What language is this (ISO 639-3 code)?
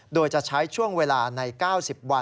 tha